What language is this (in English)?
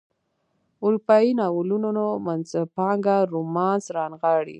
Pashto